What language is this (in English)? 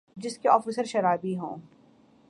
Urdu